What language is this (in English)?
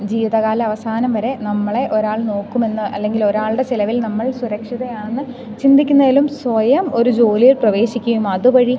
Malayalam